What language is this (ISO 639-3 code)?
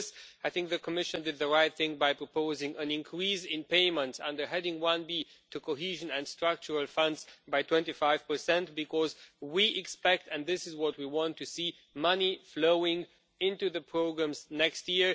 eng